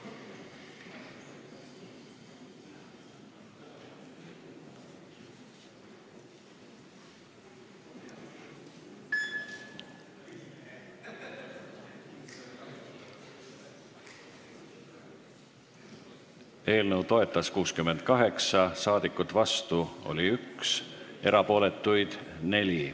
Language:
Estonian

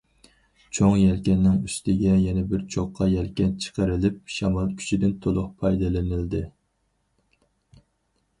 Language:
Uyghur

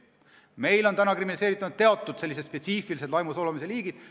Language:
Estonian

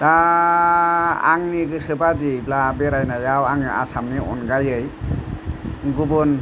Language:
Bodo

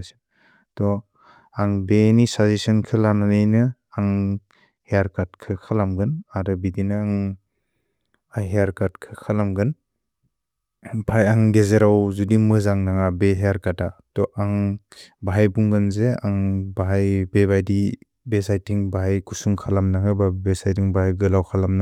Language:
Bodo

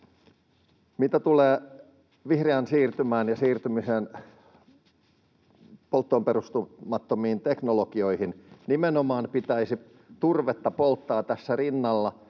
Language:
Finnish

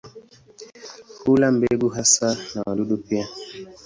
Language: Swahili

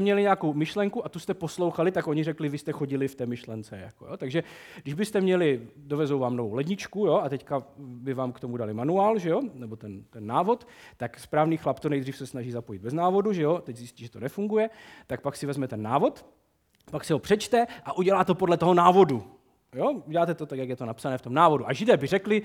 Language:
Czech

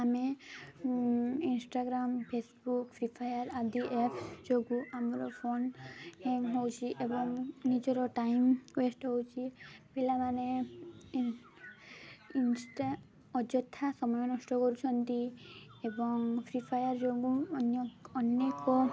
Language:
Odia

